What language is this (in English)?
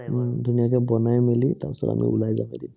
Assamese